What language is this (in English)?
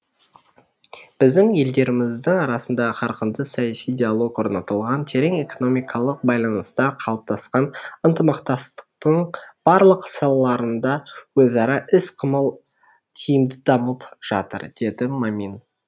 Kazakh